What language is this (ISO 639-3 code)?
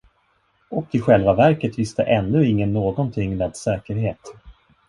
swe